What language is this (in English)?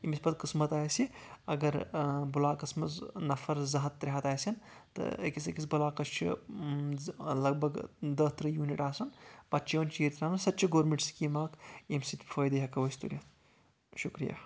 Kashmiri